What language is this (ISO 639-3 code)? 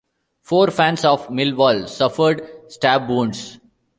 eng